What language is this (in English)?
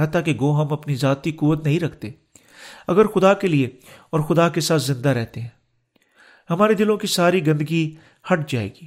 Urdu